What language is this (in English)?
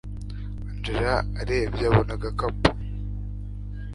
Kinyarwanda